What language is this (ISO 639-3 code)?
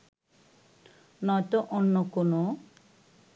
ben